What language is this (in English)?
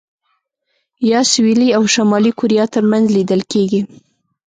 Pashto